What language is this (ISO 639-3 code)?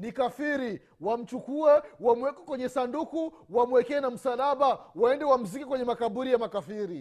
swa